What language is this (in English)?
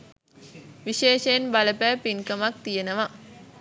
Sinhala